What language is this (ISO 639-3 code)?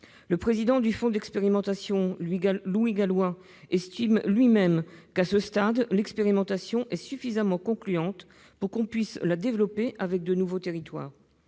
fra